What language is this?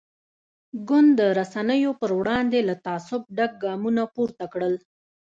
Pashto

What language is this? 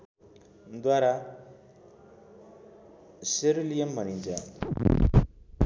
Nepali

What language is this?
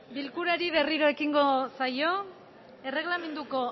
Basque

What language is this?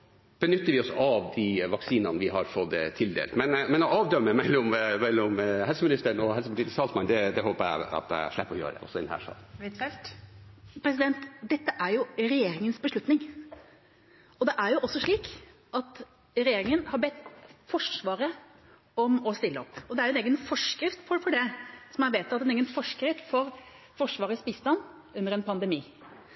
Norwegian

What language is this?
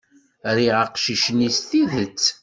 Kabyle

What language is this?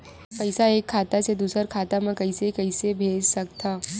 Chhattisgarhi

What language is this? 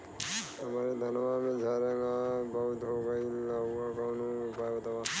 Bhojpuri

